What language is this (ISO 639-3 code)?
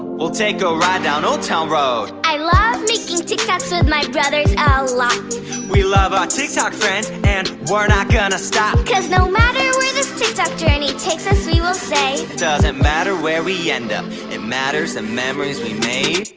eng